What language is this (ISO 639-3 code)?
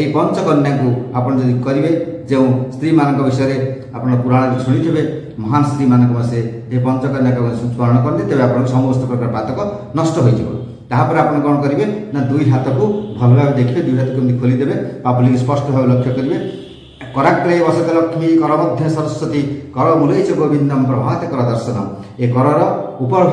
ben